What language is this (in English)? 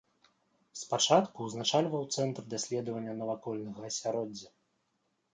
Belarusian